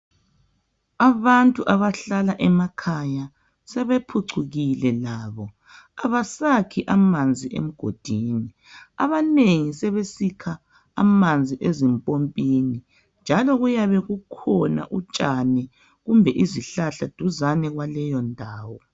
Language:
North Ndebele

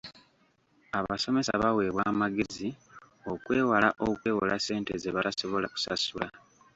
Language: Ganda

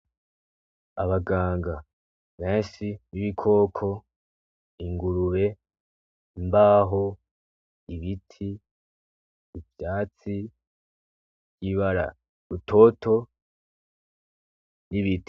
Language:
Rundi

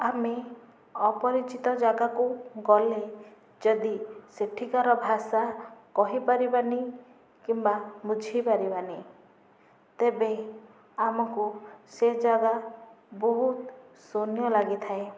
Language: Odia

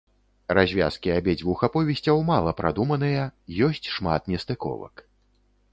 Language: Belarusian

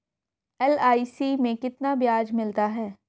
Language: Hindi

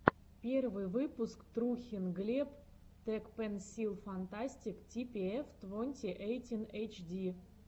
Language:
Russian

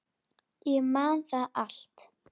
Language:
Icelandic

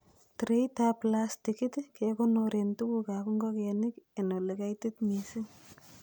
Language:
Kalenjin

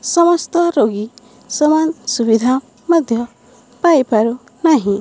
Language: Odia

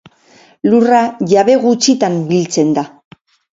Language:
Basque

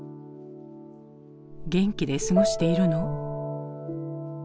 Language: Japanese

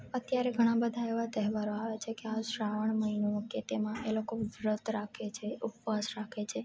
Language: Gujarati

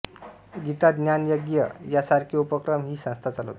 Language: Marathi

